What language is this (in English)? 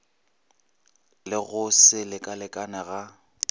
Northern Sotho